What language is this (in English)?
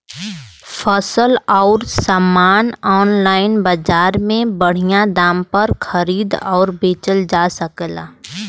Bhojpuri